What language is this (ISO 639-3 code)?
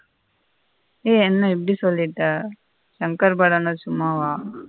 tam